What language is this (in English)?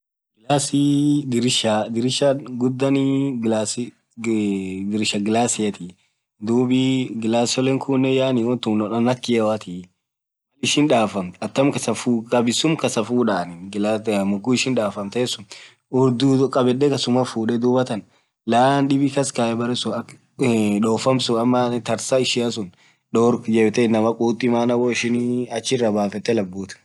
Orma